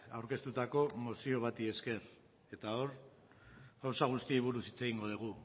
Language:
Basque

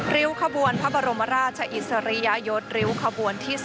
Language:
Thai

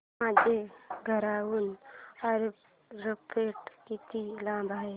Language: Marathi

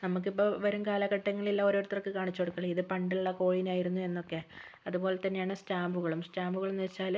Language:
Malayalam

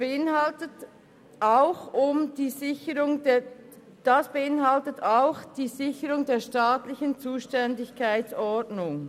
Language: Swiss German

